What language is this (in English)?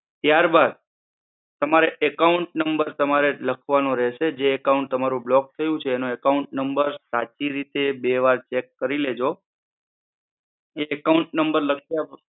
Gujarati